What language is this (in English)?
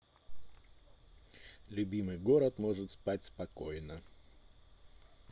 Russian